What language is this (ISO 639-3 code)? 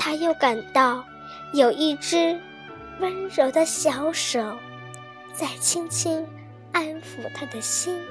zho